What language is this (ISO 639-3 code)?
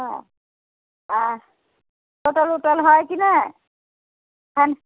mai